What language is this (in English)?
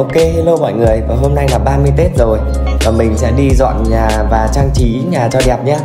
Vietnamese